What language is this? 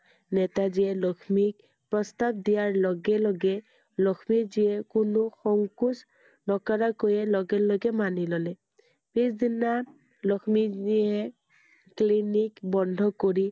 Assamese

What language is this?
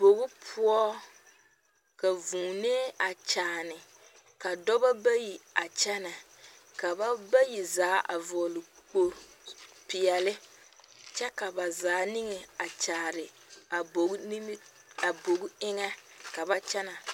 Southern Dagaare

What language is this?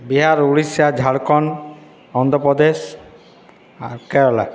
Bangla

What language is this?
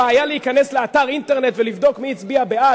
Hebrew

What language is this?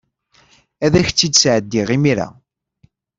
Kabyle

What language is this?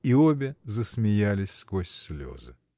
Russian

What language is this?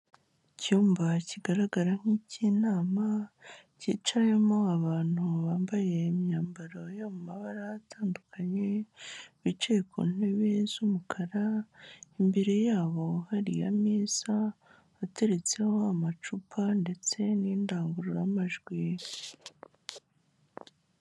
Kinyarwanda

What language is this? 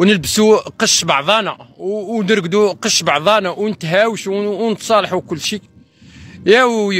Arabic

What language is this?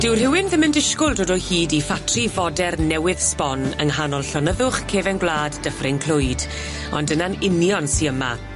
Welsh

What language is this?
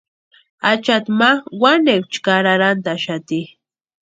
Western Highland Purepecha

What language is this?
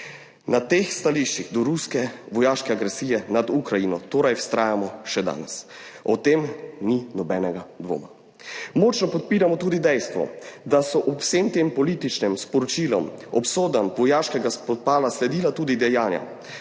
Slovenian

